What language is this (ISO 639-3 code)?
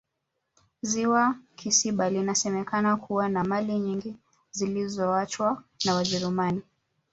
swa